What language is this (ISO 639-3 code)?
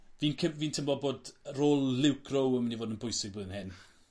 cym